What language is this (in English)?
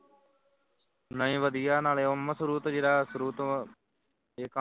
Punjabi